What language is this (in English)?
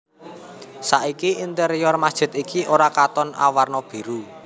Javanese